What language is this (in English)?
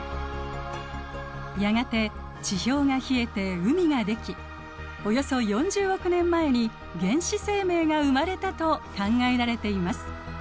Japanese